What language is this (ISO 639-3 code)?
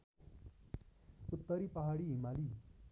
nep